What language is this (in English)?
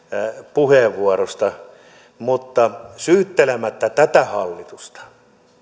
Finnish